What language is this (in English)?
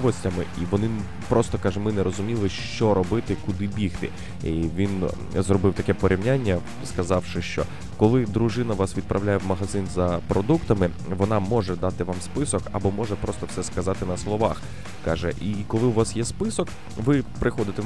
Ukrainian